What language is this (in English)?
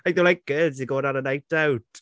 English